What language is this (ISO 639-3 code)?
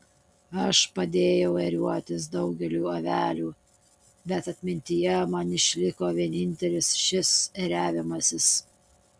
lit